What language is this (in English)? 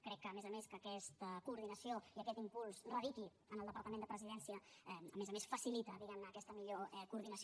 Catalan